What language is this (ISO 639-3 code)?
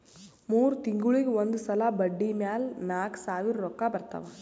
kan